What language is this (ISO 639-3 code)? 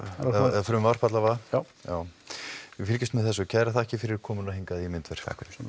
isl